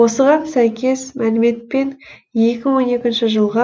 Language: Kazakh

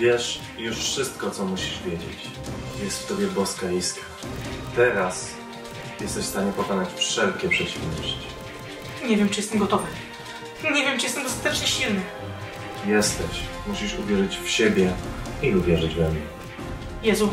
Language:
Polish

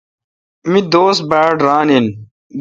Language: Kalkoti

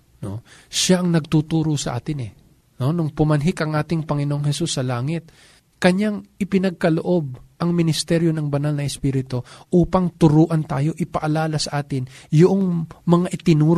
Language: Filipino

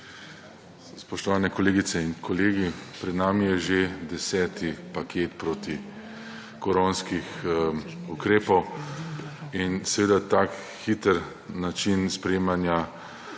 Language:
Slovenian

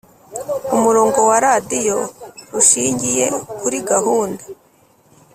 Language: Kinyarwanda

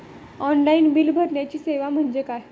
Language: Marathi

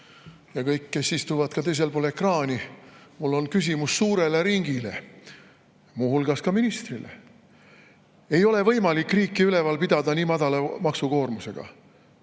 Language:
Estonian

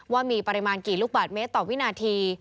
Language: Thai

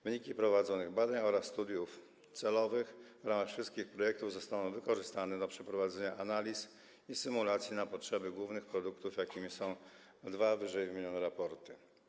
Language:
Polish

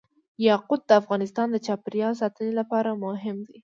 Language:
Pashto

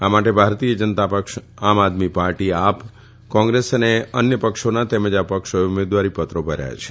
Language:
Gujarati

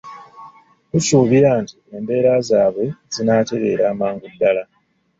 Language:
Ganda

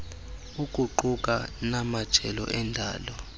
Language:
Xhosa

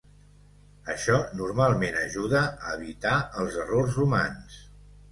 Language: Catalan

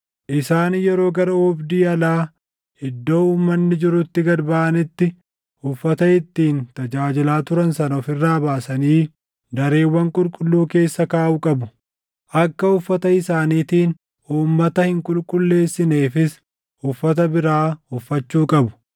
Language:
Oromo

